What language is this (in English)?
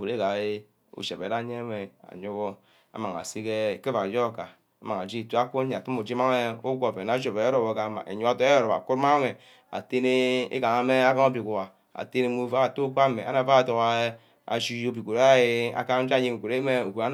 Ubaghara